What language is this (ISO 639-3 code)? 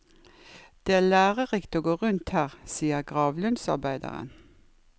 nor